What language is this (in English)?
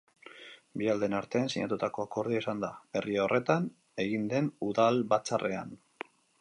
Basque